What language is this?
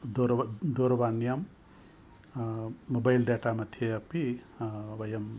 Sanskrit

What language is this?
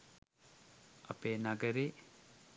Sinhala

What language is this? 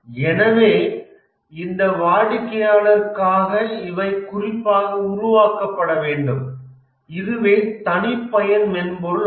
Tamil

